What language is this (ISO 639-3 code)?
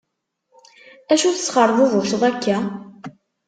kab